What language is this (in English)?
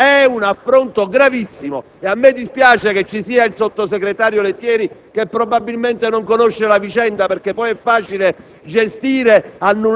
Italian